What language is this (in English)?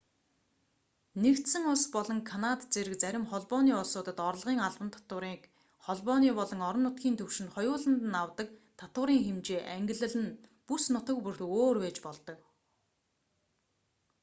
Mongolian